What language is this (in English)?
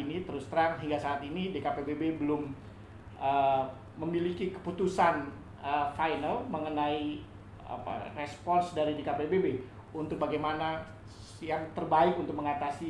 Indonesian